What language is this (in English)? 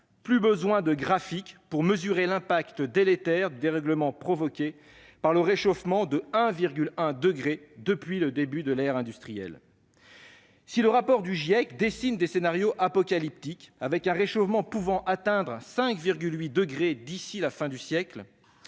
French